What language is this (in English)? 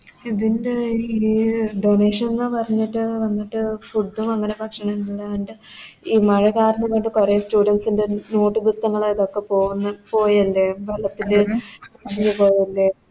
Malayalam